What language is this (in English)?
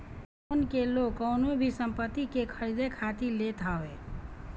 Bhojpuri